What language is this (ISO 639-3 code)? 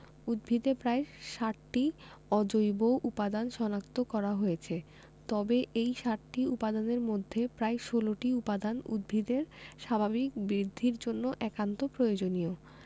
ben